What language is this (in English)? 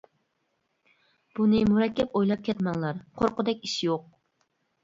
Uyghur